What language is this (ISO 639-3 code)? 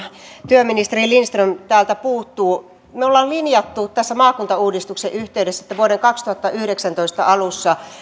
fin